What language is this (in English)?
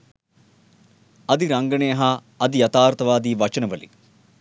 Sinhala